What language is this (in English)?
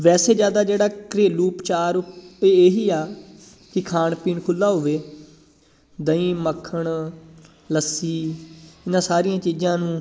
Punjabi